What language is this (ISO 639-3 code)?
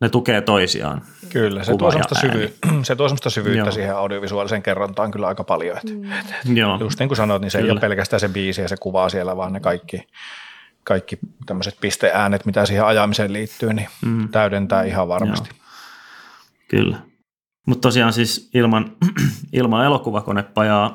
fin